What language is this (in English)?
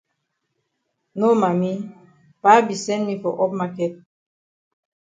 Cameroon Pidgin